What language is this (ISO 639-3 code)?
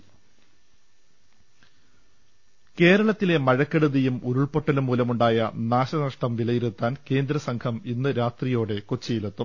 mal